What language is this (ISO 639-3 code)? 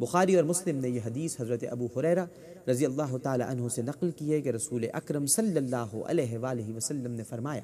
urd